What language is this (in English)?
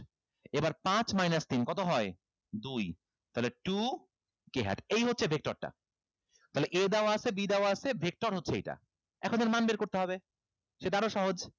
Bangla